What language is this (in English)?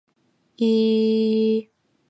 Chinese